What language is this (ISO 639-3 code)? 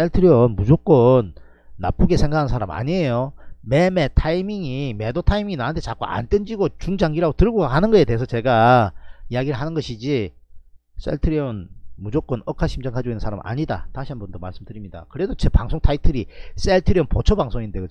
kor